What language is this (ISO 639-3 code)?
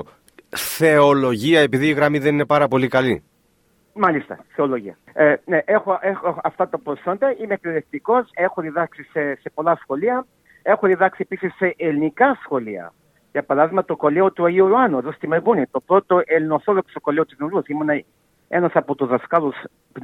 ell